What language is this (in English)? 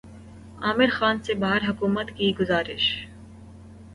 Urdu